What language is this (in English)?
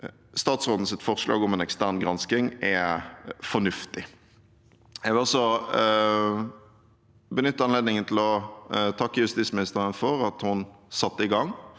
Norwegian